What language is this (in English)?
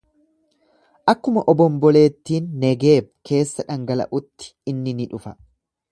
Oromo